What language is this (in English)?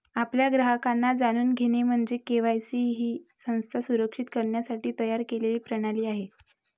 Marathi